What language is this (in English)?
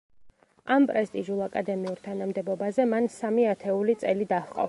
Georgian